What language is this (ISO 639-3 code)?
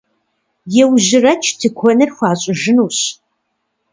kbd